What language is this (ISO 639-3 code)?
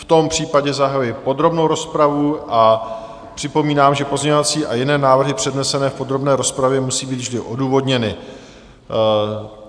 ces